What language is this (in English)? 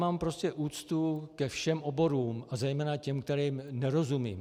Czech